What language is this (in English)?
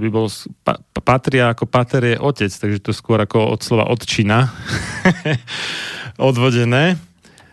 Slovak